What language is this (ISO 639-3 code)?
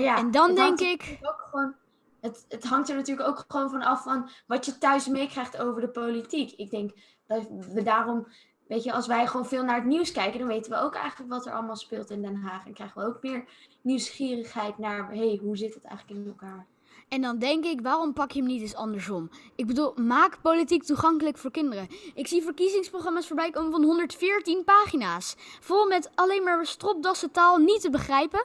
nld